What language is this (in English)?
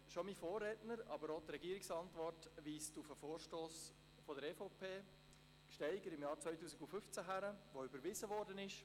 Swiss German